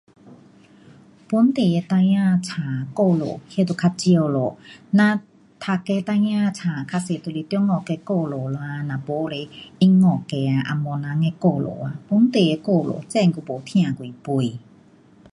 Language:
Pu-Xian Chinese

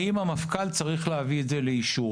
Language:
Hebrew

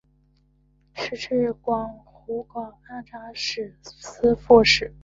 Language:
Chinese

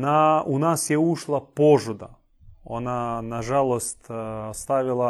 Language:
Croatian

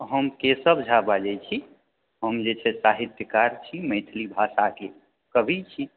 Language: Maithili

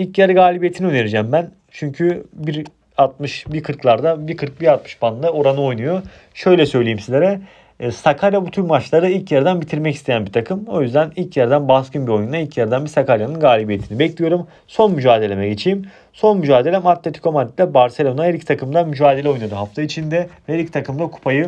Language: Turkish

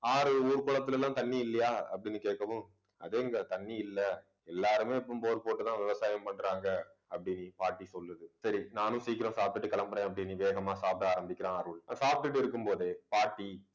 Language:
Tamil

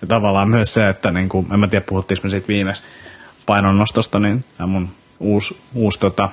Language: Finnish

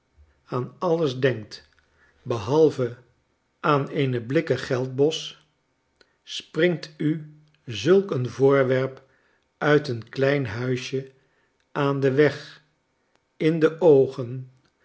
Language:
Dutch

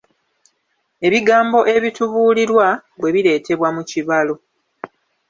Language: Ganda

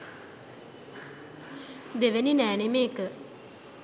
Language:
Sinhala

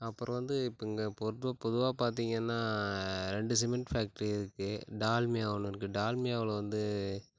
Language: Tamil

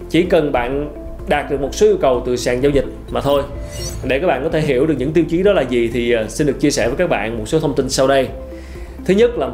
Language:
Vietnamese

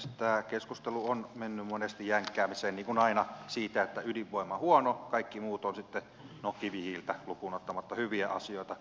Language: Finnish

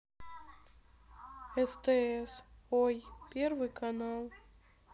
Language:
Russian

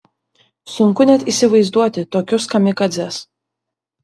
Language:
Lithuanian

